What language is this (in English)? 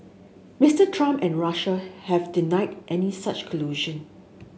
English